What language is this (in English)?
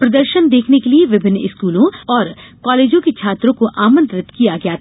Hindi